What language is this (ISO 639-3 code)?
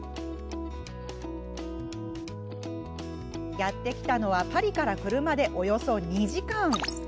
jpn